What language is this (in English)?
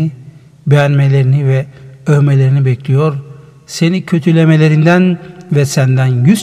Turkish